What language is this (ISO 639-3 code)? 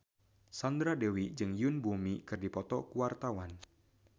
sun